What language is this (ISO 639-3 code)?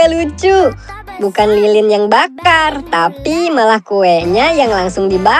ind